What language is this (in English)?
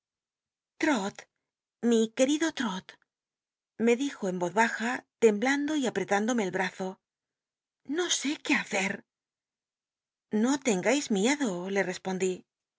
Spanish